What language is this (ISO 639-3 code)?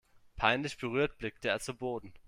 deu